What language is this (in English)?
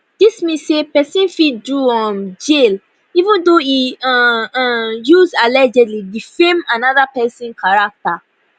Nigerian Pidgin